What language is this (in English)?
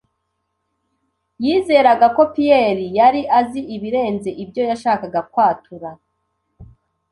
Kinyarwanda